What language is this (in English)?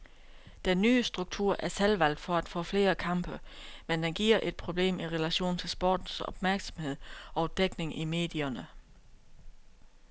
Danish